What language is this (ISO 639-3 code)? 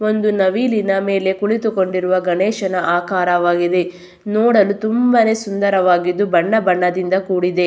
kan